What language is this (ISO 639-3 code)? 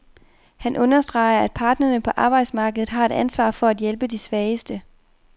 dan